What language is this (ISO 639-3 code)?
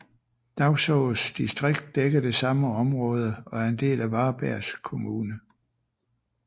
dan